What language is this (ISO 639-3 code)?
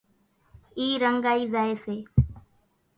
gjk